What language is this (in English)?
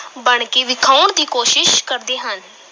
Punjabi